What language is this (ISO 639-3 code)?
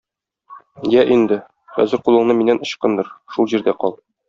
tat